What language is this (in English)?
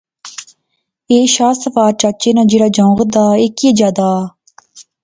Pahari-Potwari